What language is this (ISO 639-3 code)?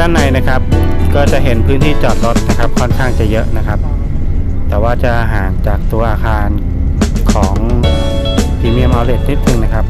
tha